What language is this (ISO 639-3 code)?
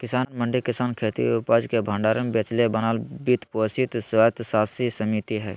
mag